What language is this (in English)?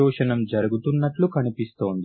Telugu